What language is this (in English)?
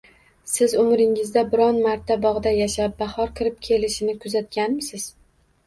Uzbek